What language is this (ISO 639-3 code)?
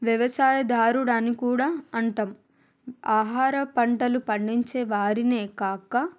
tel